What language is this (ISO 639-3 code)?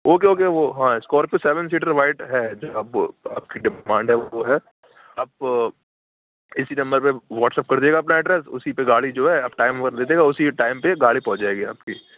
urd